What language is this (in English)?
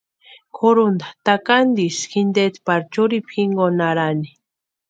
Western Highland Purepecha